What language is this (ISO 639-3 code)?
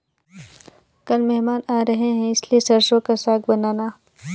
hin